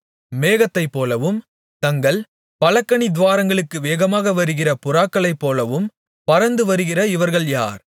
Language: Tamil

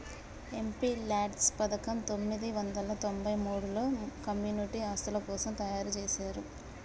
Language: Telugu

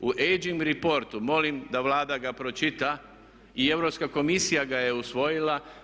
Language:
Croatian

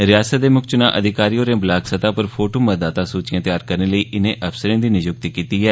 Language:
Dogri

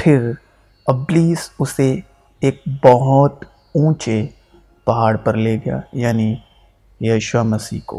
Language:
Urdu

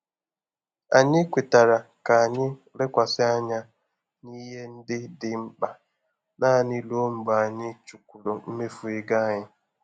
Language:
Igbo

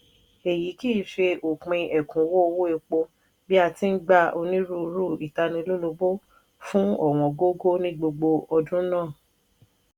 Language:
Yoruba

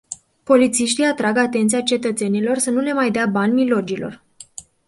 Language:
Romanian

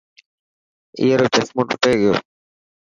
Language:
Dhatki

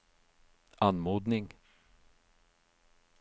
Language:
Norwegian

